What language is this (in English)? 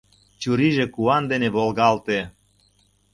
Mari